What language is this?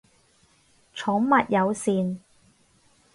Cantonese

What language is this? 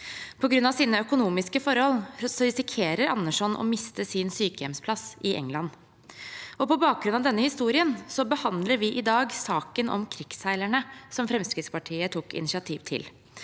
Norwegian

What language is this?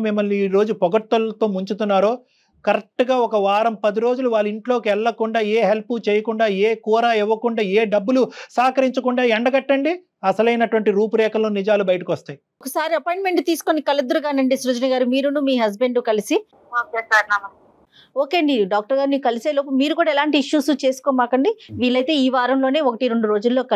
Telugu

